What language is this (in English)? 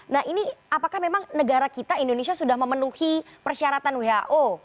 Indonesian